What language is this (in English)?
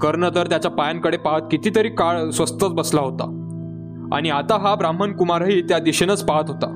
Marathi